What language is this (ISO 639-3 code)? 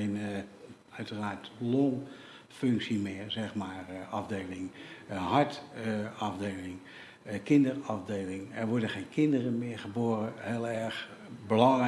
nld